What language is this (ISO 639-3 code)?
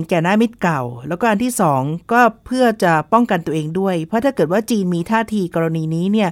tha